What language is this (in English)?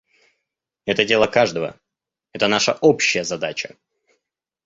Russian